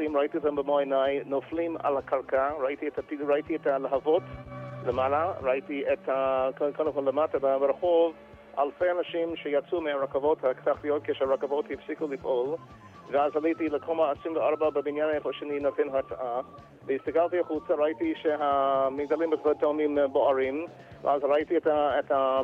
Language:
Hebrew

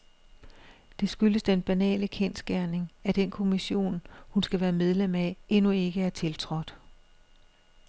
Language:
Danish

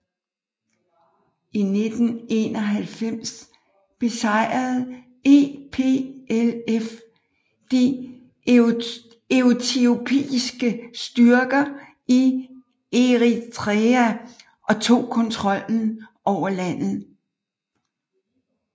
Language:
Danish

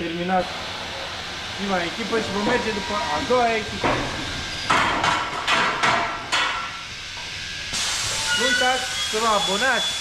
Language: Romanian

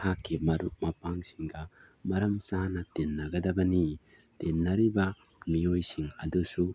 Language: Manipuri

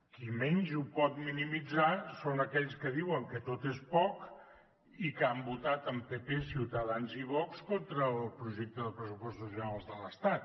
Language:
Catalan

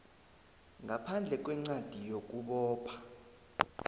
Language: South Ndebele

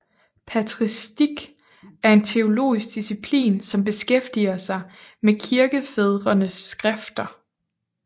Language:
Danish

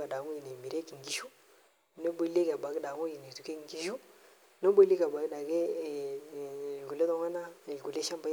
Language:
Masai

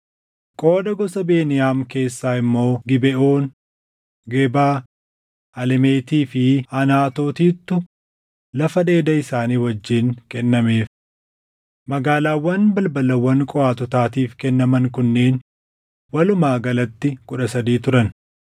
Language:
Oromo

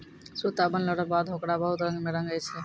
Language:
Maithili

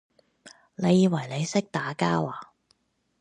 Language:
Cantonese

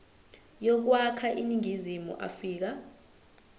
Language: Zulu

